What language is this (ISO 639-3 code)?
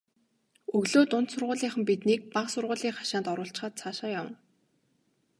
mon